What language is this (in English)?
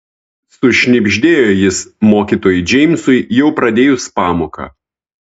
Lithuanian